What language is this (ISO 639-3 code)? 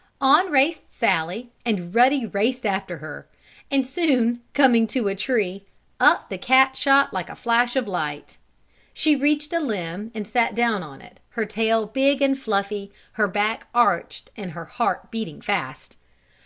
eng